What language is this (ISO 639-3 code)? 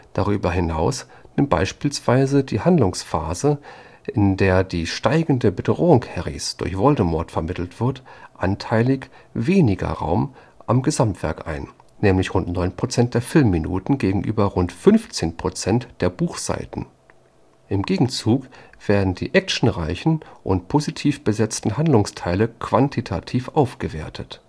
deu